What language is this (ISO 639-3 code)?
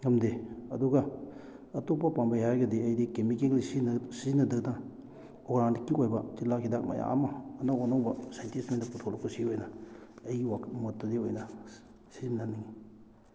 mni